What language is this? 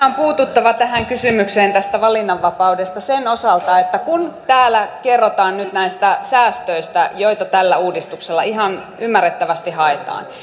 Finnish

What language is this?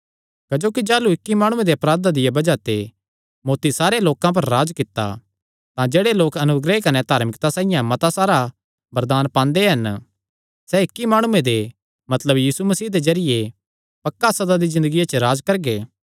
Kangri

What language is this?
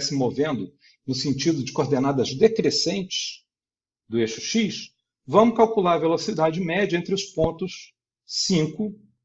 Portuguese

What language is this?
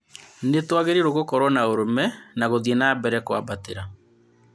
Kikuyu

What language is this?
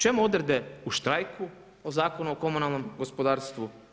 Croatian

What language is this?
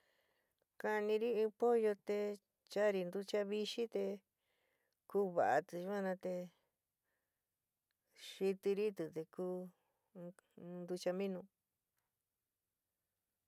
San Miguel El Grande Mixtec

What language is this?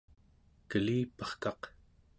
Central Yupik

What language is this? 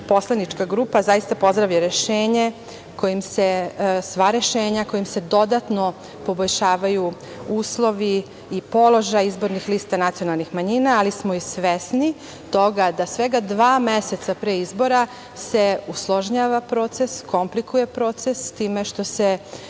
Serbian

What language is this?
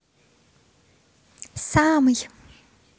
Russian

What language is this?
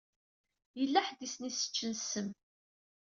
Kabyle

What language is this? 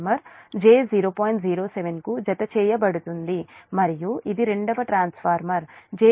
Telugu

